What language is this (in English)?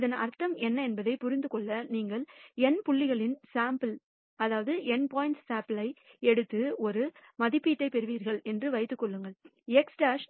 Tamil